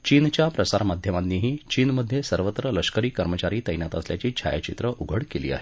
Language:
Marathi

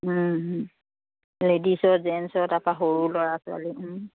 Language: Assamese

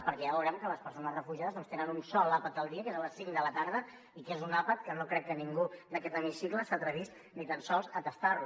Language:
Catalan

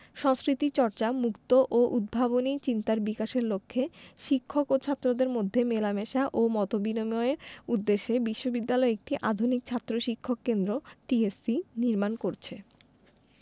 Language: Bangla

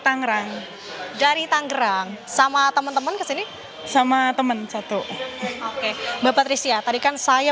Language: Indonesian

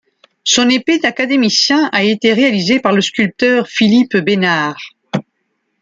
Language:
French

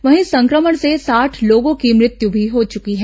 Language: Hindi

